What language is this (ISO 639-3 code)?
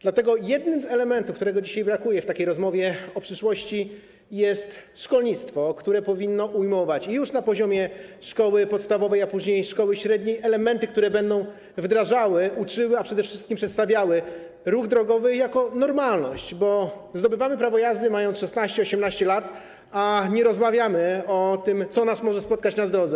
pol